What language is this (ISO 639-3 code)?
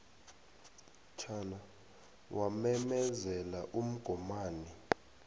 nbl